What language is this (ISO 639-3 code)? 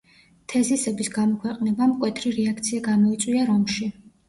kat